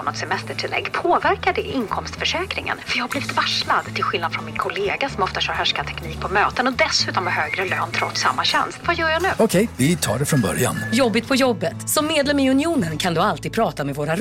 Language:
Swedish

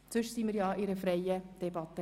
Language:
Swiss German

